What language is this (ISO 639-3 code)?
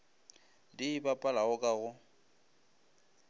nso